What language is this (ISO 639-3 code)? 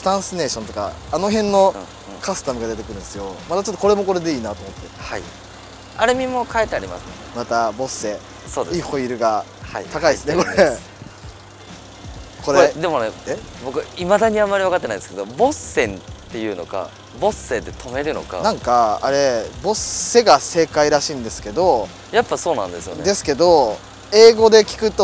jpn